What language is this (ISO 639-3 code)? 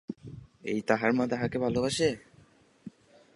ben